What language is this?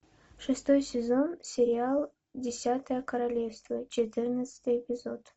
Russian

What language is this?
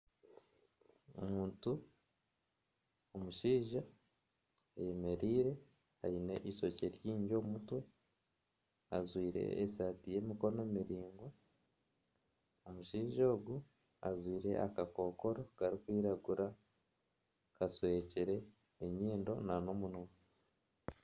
Nyankole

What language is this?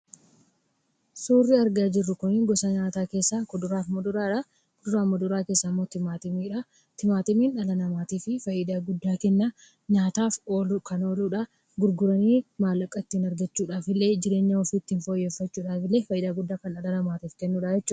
Oromo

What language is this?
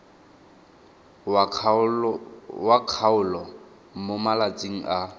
Tswana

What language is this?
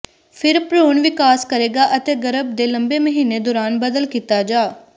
Punjabi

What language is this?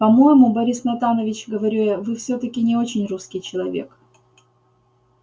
Russian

